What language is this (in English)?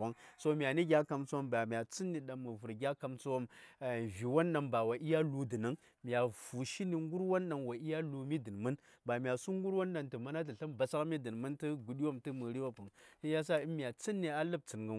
Saya